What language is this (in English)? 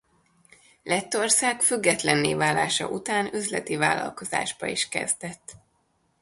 Hungarian